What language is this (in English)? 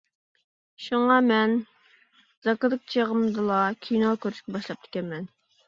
Uyghur